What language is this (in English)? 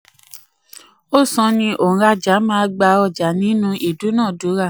Yoruba